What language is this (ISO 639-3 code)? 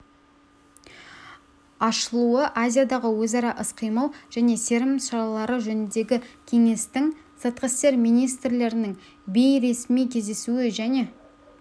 kaz